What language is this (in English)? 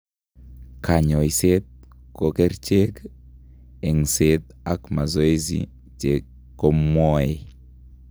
Kalenjin